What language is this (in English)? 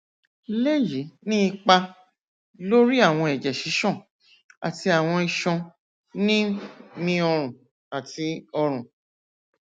Yoruba